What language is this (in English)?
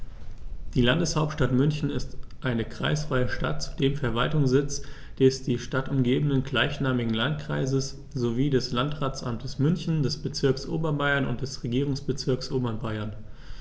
German